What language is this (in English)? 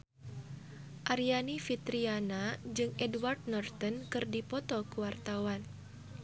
Sundanese